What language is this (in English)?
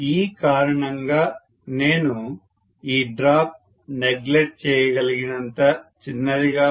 Telugu